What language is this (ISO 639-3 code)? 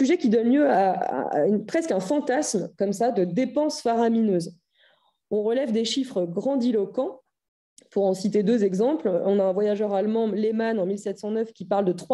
fra